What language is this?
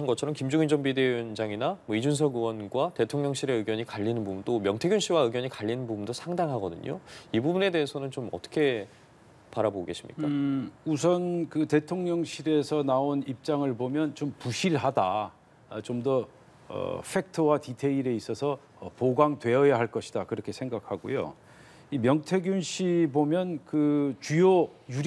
Korean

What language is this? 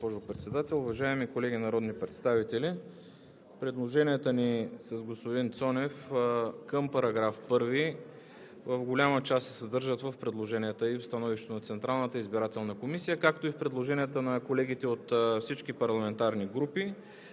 Bulgarian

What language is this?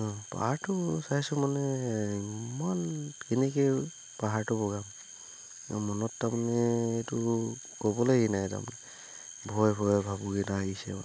Assamese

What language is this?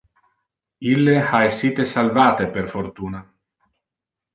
Interlingua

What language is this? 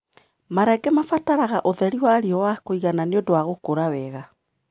Kikuyu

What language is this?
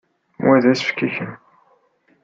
Kabyle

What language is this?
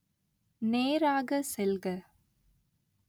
Tamil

